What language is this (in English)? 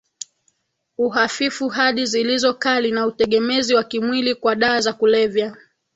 Swahili